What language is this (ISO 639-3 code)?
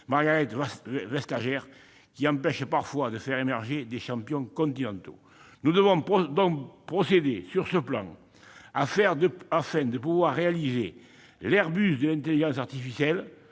fra